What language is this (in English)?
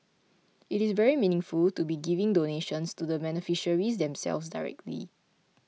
English